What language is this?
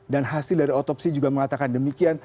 Indonesian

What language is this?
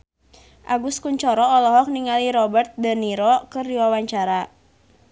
Sundanese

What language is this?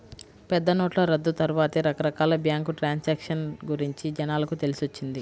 Telugu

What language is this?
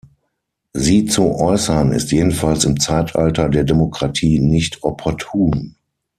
German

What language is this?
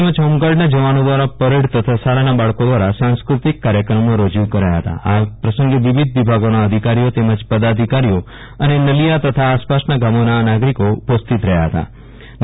Gujarati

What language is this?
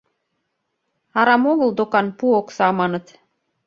Mari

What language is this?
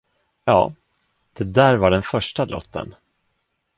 Swedish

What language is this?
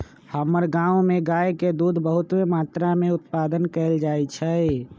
Magahi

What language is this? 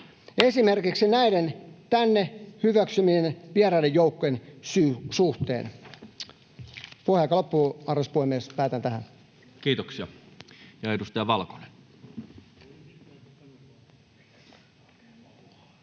Finnish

